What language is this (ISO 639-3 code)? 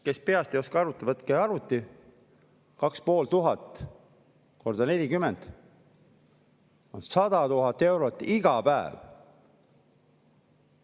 est